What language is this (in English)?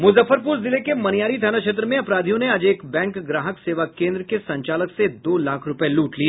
Hindi